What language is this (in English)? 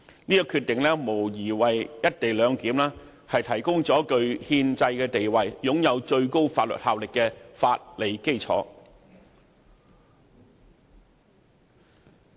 Cantonese